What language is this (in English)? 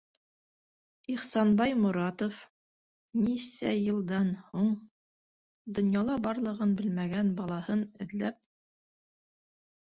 Bashkir